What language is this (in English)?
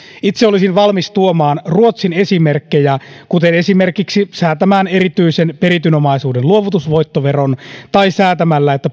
Finnish